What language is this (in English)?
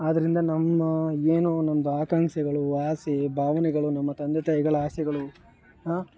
Kannada